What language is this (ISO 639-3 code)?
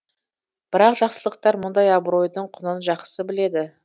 kaz